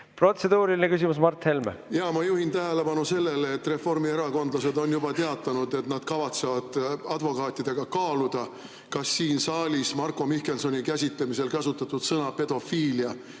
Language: Estonian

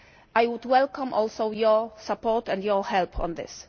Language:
English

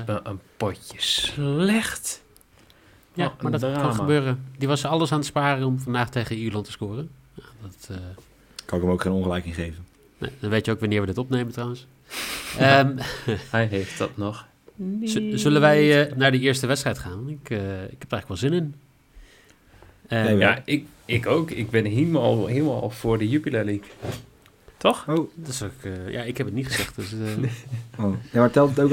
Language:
Dutch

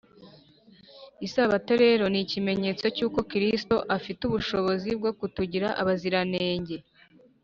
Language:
Kinyarwanda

